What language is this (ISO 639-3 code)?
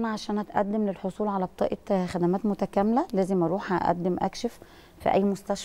ara